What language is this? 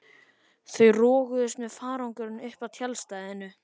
Icelandic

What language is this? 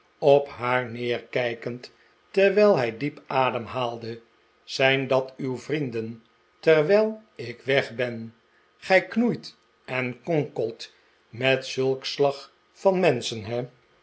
Dutch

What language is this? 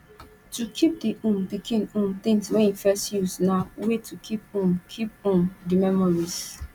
Nigerian Pidgin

